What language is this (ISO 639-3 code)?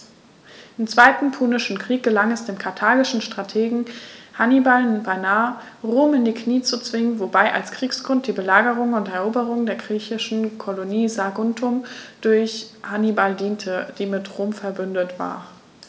deu